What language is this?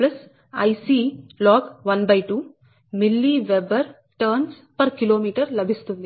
Telugu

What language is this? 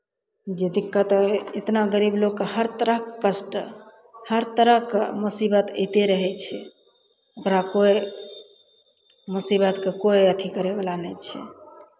Maithili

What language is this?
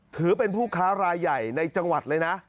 Thai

